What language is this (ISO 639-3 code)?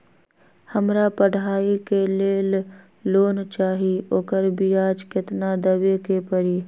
mag